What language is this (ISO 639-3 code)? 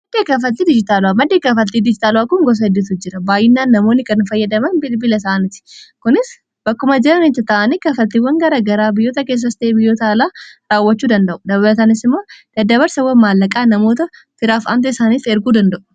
orm